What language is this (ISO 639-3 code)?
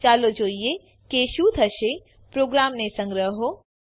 guj